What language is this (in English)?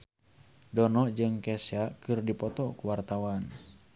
Sundanese